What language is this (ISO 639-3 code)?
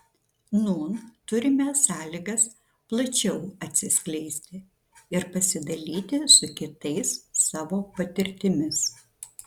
lit